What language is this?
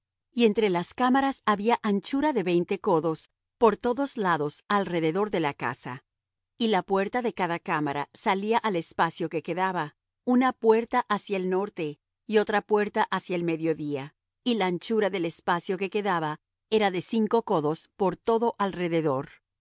Spanish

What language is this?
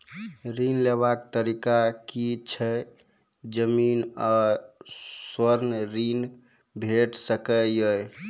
Maithili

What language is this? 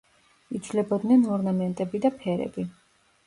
Georgian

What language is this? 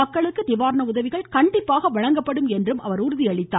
Tamil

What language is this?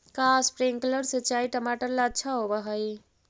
Magahi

